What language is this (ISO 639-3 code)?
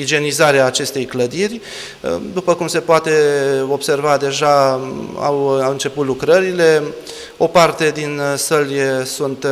ron